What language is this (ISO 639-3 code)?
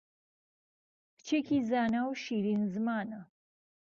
ckb